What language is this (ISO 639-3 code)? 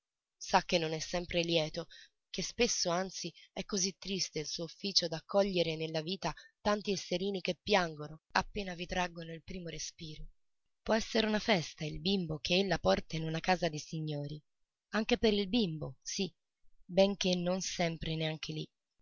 ita